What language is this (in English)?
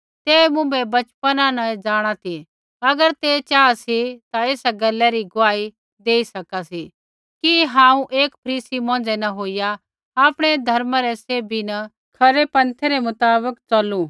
Kullu Pahari